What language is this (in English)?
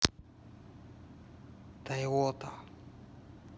Russian